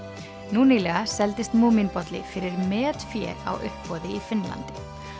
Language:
Icelandic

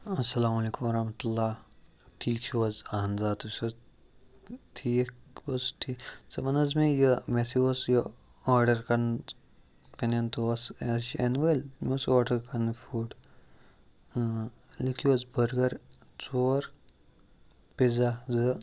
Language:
Kashmiri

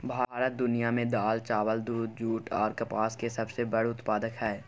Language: Maithili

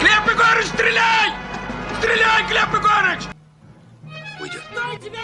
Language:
Russian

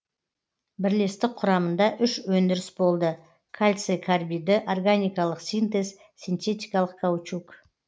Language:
Kazakh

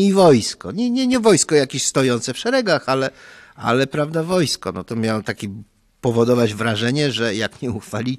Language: Polish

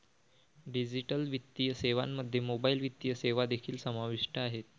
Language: Marathi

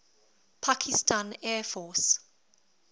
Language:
English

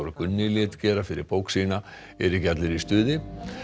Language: Icelandic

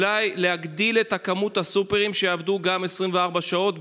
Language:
Hebrew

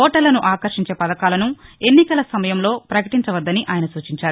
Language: Telugu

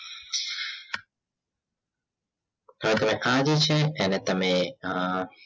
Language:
Gujarati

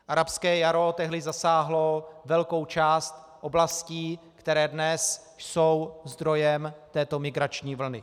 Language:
Czech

